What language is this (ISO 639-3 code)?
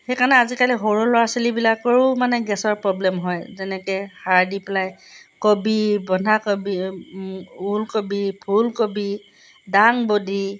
asm